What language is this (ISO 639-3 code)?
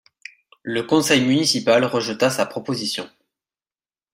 fra